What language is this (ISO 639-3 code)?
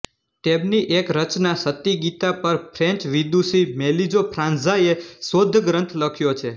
guj